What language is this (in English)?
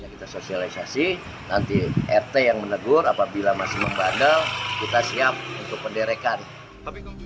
Indonesian